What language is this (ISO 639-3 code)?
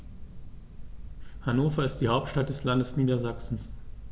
deu